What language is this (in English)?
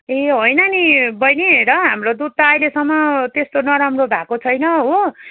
Nepali